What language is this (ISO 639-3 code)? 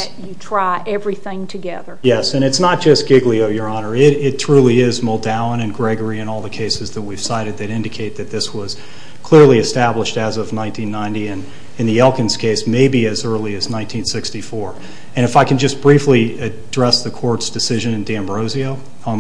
eng